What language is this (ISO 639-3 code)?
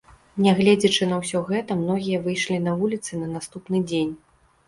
bel